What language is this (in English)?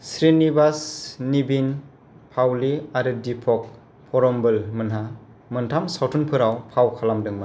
Bodo